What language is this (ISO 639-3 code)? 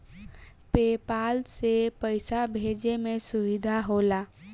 bho